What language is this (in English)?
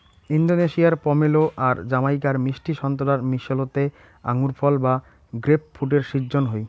Bangla